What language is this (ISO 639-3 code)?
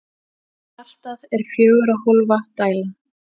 isl